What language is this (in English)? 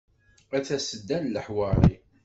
Kabyle